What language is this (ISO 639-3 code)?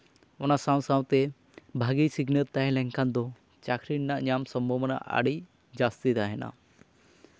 sat